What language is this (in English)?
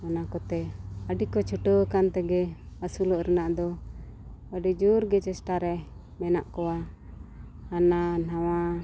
Santali